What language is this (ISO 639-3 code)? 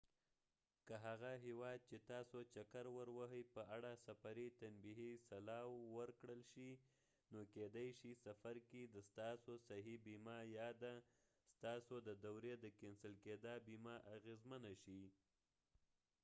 pus